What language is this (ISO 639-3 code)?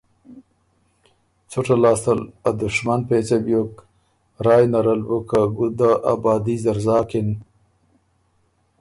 oru